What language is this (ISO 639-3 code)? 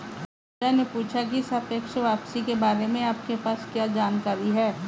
hin